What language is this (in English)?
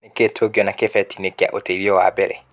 Kikuyu